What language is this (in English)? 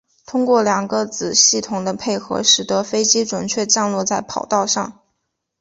Chinese